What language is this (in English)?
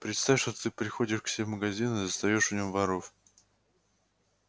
Russian